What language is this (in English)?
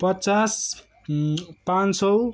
Nepali